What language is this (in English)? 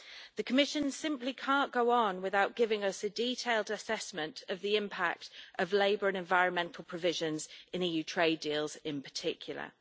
English